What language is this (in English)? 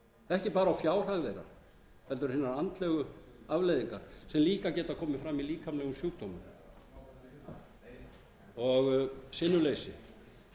Icelandic